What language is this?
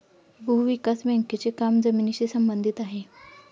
Marathi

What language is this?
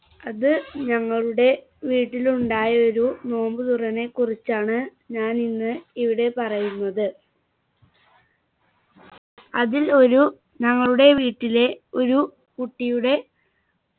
Malayalam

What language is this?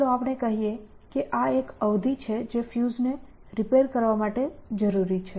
Gujarati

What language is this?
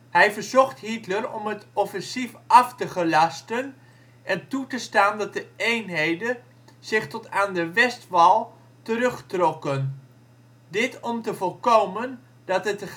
Dutch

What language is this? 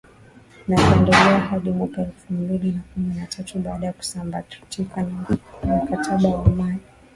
Swahili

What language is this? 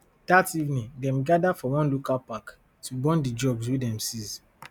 Nigerian Pidgin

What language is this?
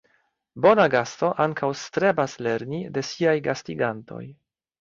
Esperanto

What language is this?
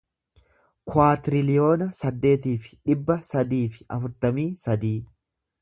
Oromo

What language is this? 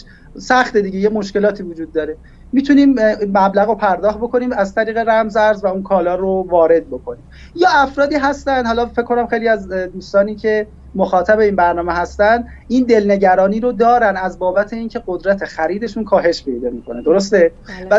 Persian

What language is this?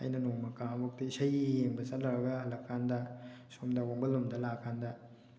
Manipuri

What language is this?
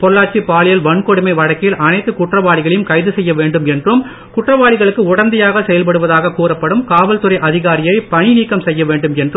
Tamil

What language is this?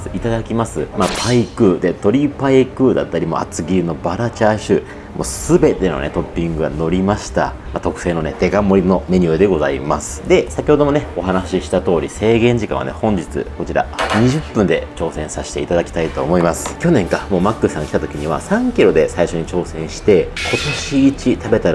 Japanese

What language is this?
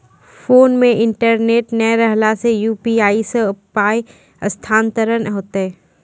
Maithili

